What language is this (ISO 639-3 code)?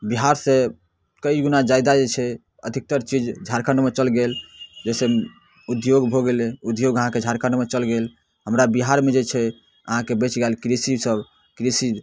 mai